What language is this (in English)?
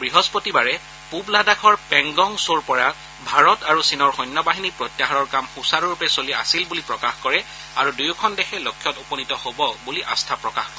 Assamese